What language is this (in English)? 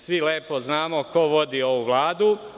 Serbian